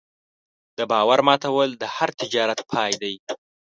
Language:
Pashto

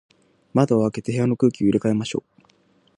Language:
Japanese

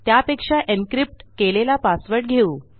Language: Marathi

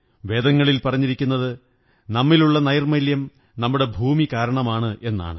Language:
Malayalam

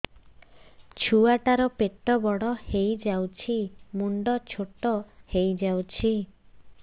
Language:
Odia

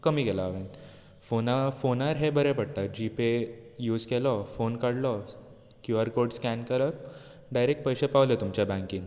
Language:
Konkani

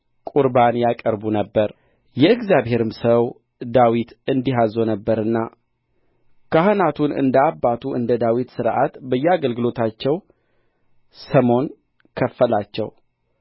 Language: Amharic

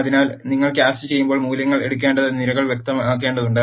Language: Malayalam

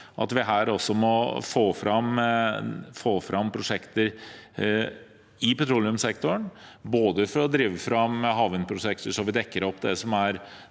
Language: Norwegian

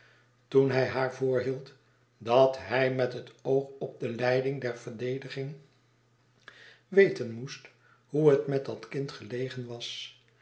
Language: Dutch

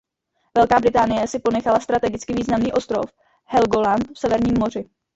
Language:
Czech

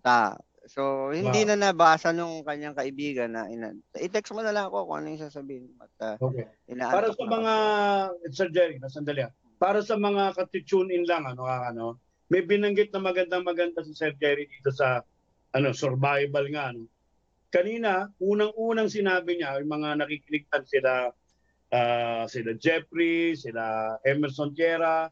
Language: Filipino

